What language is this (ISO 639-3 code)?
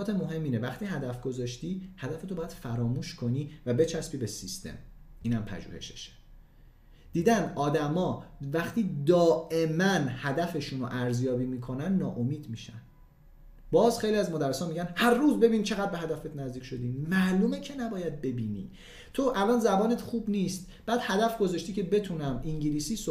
fas